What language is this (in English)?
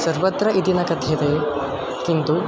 Sanskrit